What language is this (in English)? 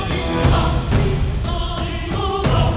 Indonesian